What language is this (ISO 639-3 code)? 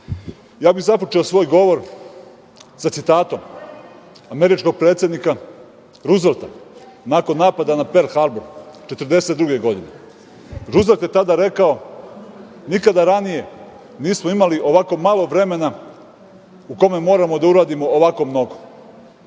srp